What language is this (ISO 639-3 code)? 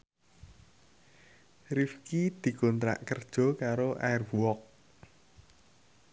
jav